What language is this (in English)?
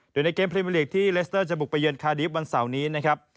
Thai